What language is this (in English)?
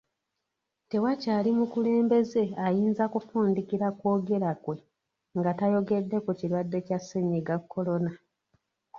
Ganda